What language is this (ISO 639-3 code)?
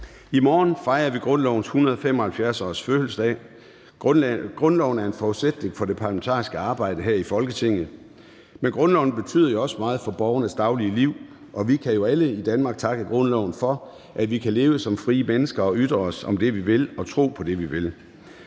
dan